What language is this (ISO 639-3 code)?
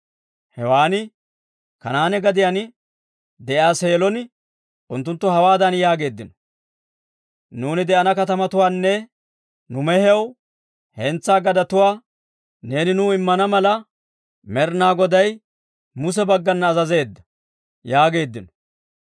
dwr